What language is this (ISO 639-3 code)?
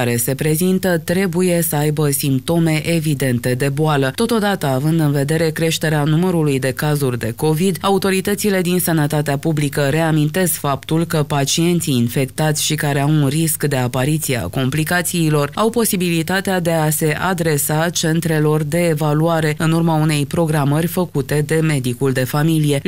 ron